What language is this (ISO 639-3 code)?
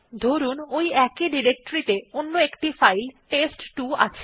ben